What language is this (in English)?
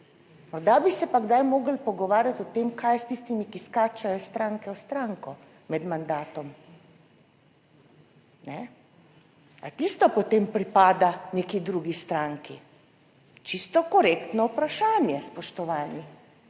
Slovenian